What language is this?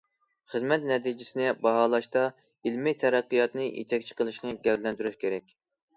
Uyghur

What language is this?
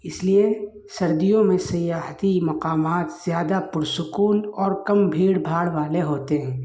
Urdu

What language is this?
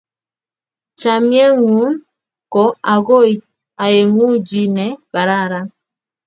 Kalenjin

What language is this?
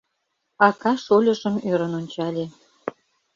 Mari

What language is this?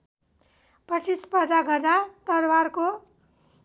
Nepali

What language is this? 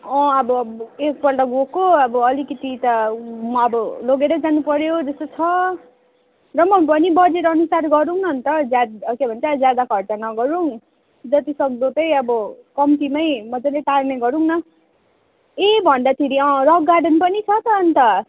Nepali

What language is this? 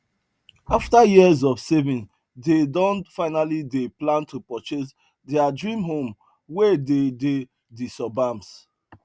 Nigerian Pidgin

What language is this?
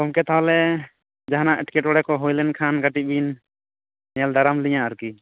Santali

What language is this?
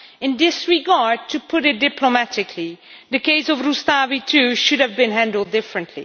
English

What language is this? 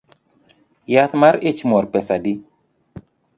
Luo (Kenya and Tanzania)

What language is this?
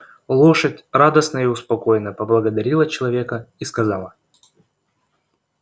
Russian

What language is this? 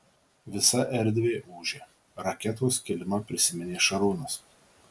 Lithuanian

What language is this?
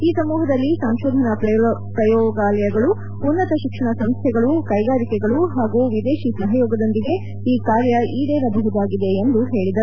Kannada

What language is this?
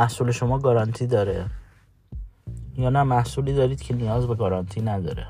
Persian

